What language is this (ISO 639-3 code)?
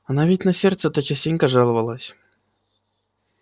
rus